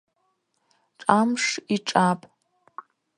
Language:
Abaza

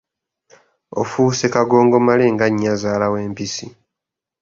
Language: Ganda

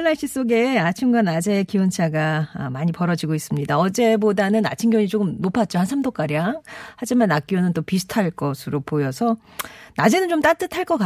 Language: Korean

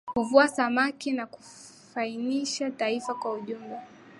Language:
Swahili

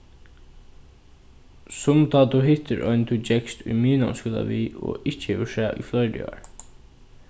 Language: Faroese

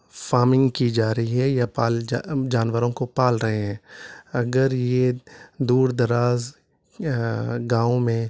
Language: Urdu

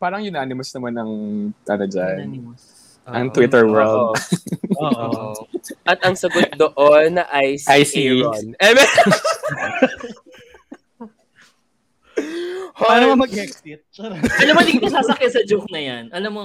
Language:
Filipino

